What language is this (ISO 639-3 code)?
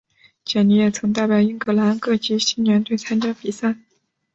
zho